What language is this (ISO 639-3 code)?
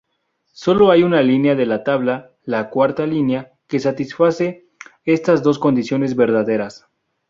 spa